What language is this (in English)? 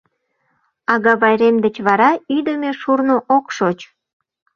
Mari